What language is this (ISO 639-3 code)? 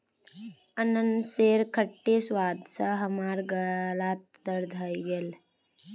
mag